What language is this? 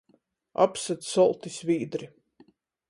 Latgalian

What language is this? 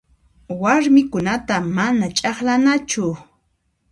Puno Quechua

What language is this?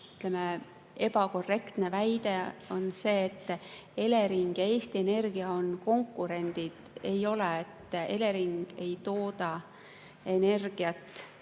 Estonian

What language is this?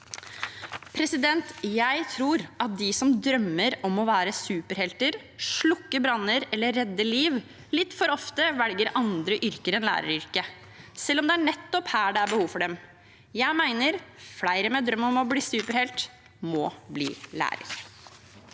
Norwegian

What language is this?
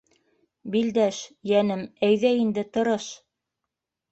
Bashkir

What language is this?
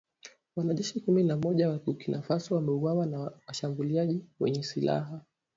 Swahili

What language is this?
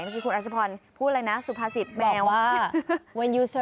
Thai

